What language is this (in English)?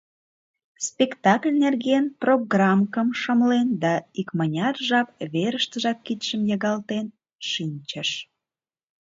Mari